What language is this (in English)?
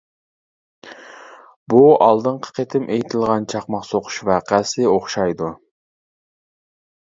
Uyghur